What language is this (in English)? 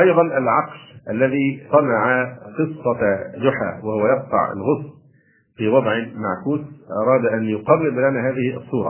Arabic